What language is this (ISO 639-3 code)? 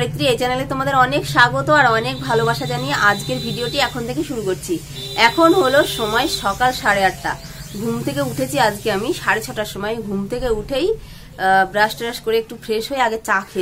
ara